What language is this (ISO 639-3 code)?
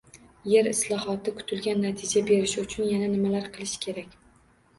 uzb